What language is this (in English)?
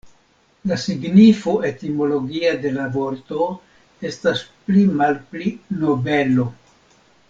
Esperanto